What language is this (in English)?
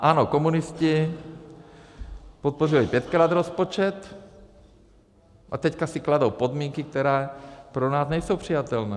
Czech